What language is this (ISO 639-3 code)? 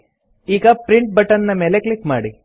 kan